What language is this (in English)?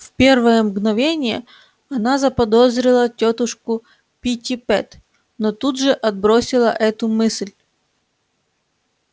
Russian